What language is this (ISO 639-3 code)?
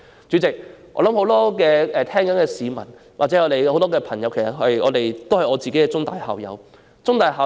yue